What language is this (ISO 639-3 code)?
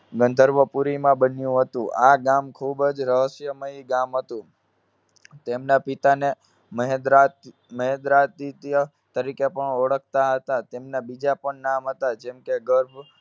guj